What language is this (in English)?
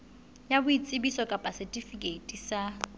Southern Sotho